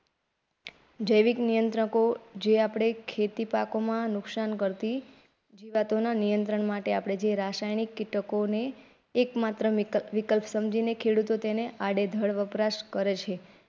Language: Gujarati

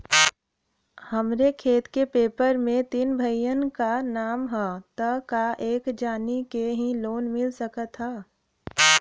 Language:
Bhojpuri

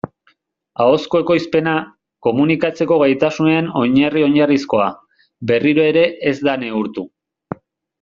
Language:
Basque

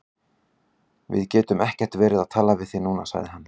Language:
Icelandic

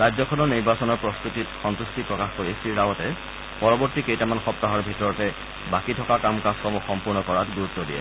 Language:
Assamese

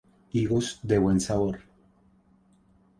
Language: Spanish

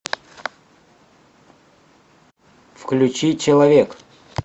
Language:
Russian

